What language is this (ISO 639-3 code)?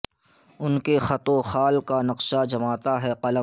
urd